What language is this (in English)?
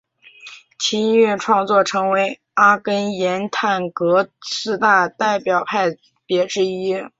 Chinese